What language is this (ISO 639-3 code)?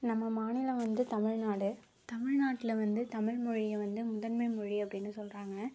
tam